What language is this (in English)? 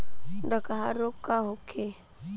Bhojpuri